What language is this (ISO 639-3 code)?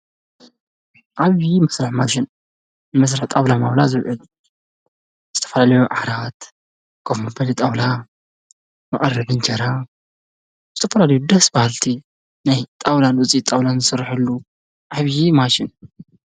tir